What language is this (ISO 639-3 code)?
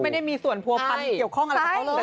tha